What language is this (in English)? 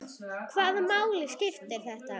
Icelandic